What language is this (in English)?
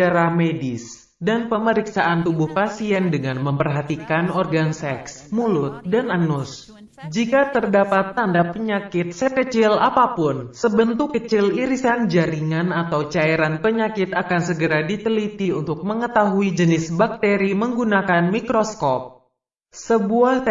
Indonesian